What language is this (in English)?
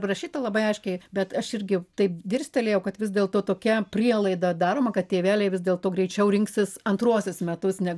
Lithuanian